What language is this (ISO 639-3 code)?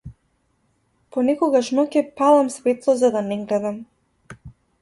mkd